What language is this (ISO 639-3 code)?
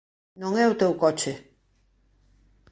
glg